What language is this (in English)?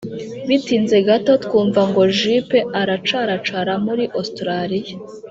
Kinyarwanda